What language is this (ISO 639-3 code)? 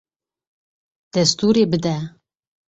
kur